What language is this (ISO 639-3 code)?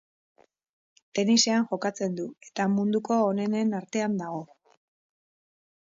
eus